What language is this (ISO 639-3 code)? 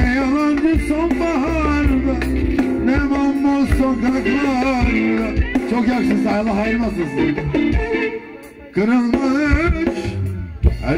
tur